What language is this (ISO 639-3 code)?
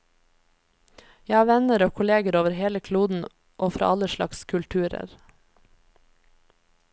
nor